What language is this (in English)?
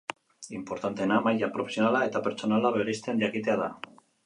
Basque